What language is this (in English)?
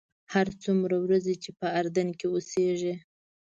Pashto